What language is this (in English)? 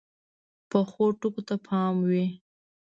Pashto